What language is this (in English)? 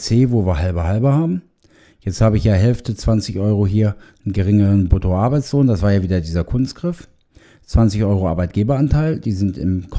German